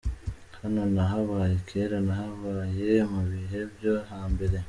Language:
Kinyarwanda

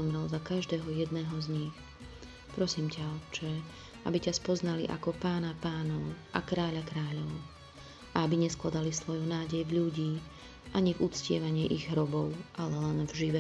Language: Slovak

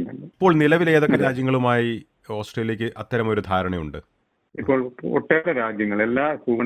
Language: Malayalam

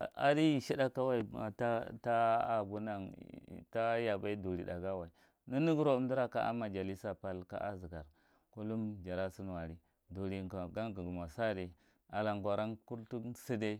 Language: Marghi Central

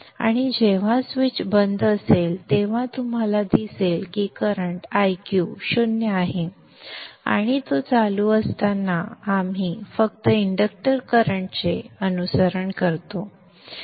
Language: Marathi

